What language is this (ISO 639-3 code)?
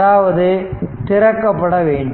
tam